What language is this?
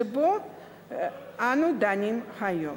Hebrew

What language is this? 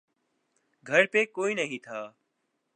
Urdu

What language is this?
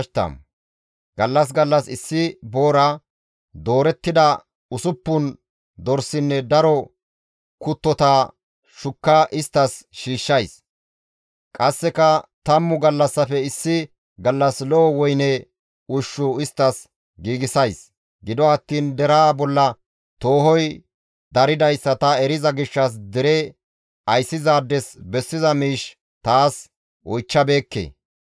Gamo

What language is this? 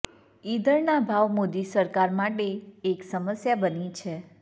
Gujarati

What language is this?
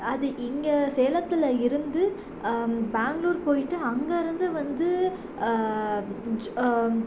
Tamil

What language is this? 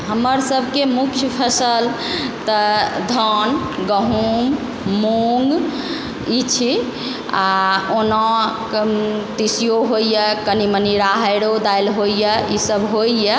Maithili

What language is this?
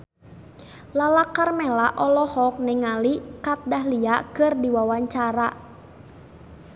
Sundanese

